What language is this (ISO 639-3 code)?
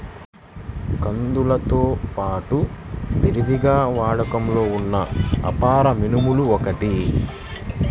tel